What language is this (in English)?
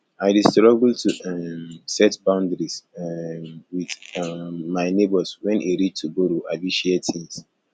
Nigerian Pidgin